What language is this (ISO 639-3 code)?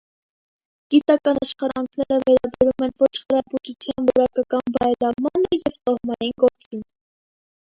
hye